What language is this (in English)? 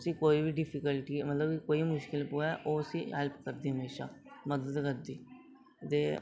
Dogri